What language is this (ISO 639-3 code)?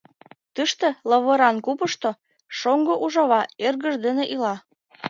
chm